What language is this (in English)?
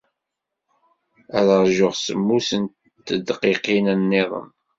Kabyle